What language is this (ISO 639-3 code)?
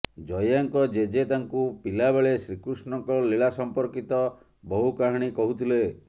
ori